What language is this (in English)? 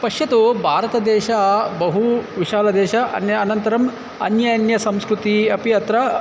Sanskrit